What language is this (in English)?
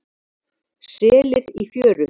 Icelandic